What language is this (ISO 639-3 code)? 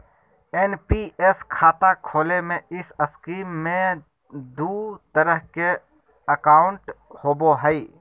mag